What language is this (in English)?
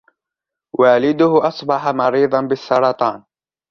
Arabic